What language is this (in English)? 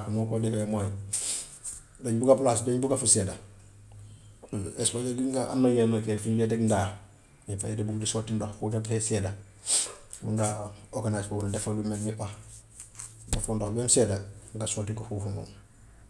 Gambian Wolof